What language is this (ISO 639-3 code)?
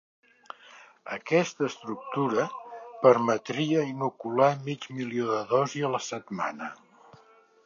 cat